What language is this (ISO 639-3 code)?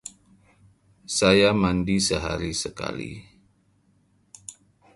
ind